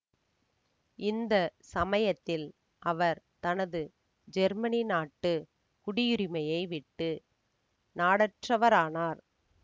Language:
Tamil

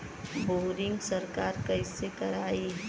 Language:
Bhojpuri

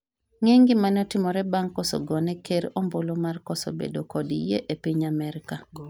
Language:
Luo (Kenya and Tanzania)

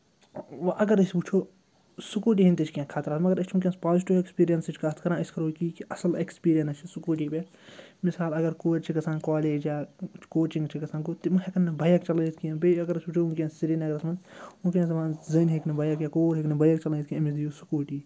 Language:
Kashmiri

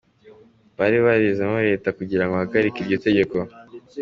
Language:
Kinyarwanda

